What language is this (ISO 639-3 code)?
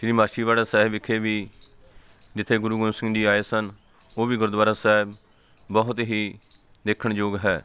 pan